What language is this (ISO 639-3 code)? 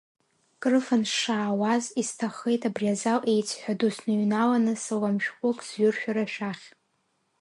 abk